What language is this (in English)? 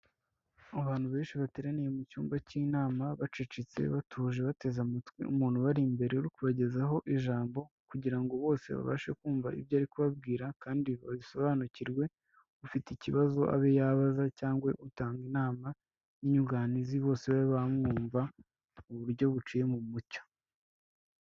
Kinyarwanda